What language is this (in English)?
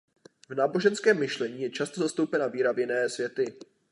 Czech